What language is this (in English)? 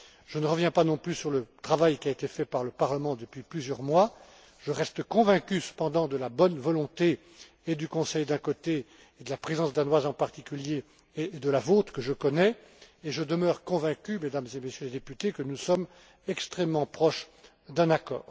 French